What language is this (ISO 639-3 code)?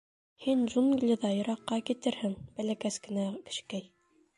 bak